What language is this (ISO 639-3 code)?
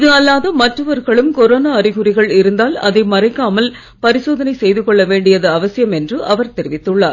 tam